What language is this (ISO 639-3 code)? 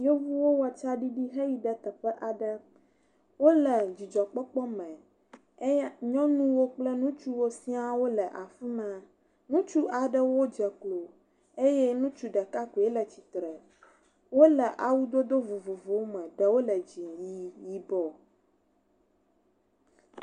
ewe